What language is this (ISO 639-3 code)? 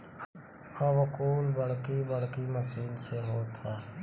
bho